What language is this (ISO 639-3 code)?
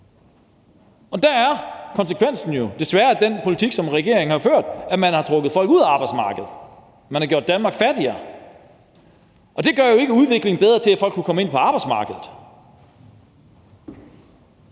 dan